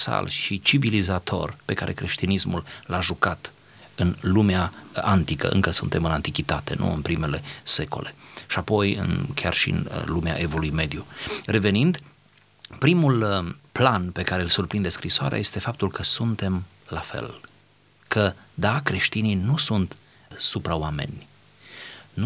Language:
Romanian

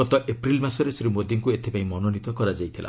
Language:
Odia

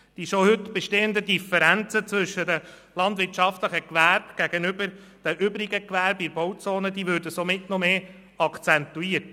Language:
Swiss German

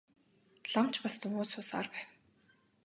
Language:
Mongolian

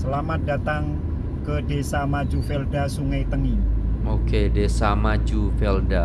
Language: Indonesian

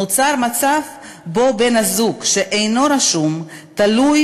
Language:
Hebrew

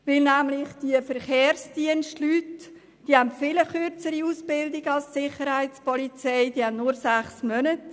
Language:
Swiss German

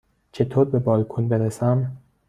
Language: Persian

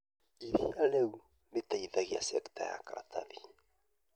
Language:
Kikuyu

